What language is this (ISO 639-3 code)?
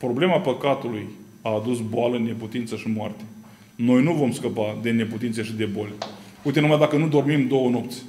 ron